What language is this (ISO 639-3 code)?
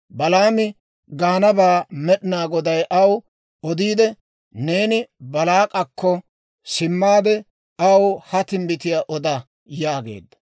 dwr